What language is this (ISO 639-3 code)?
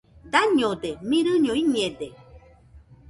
hux